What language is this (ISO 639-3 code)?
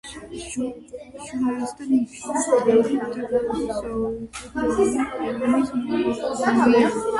kat